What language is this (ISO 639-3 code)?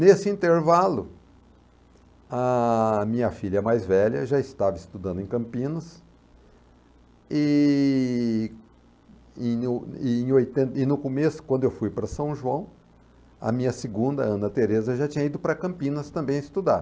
por